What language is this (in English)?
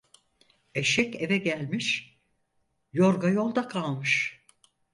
Turkish